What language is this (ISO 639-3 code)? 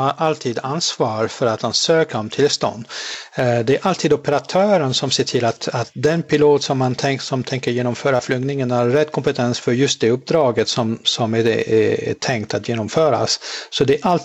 swe